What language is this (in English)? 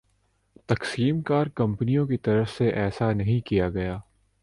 Urdu